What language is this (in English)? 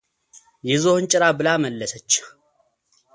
Amharic